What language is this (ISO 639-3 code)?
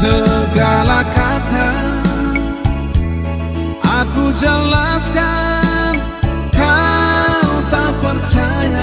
ind